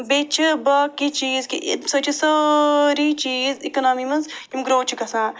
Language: Kashmiri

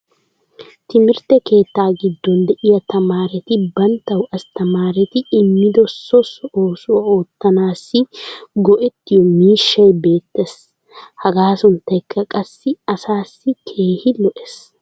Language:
Wolaytta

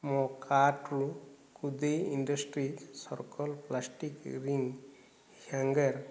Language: Odia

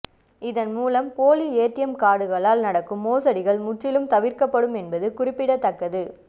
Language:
Tamil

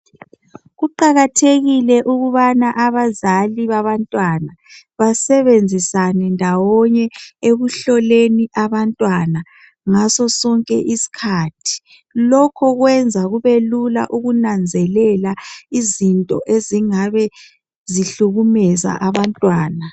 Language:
North Ndebele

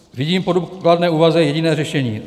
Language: Czech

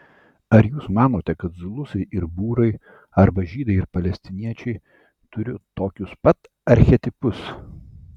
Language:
Lithuanian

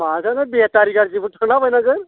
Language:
Bodo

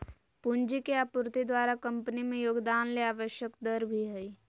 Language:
Magahi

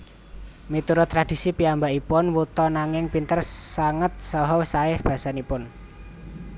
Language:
Javanese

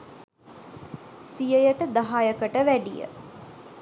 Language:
Sinhala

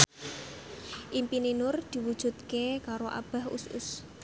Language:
Javanese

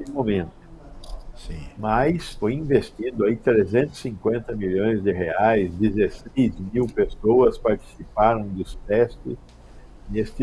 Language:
Portuguese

